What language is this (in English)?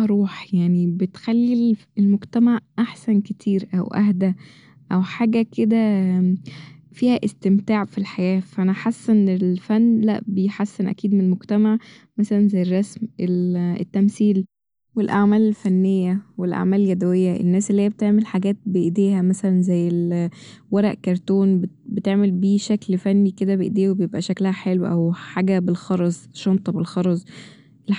Egyptian Arabic